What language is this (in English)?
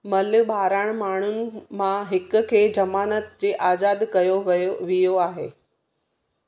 Sindhi